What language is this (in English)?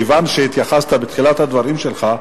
Hebrew